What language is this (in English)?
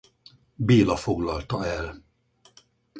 Hungarian